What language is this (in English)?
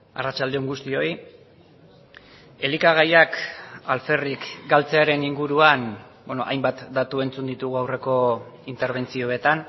Basque